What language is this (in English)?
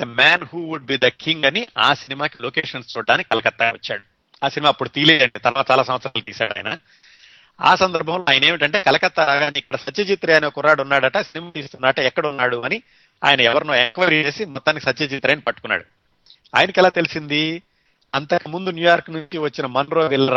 Telugu